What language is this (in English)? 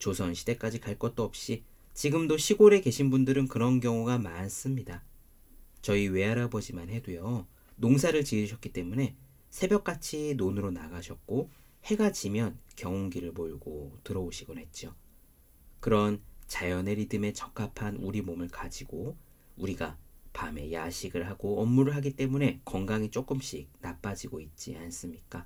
Korean